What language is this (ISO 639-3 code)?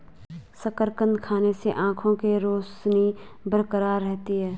hin